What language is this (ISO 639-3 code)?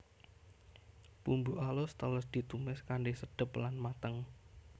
jav